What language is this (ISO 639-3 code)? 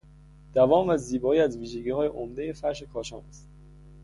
fas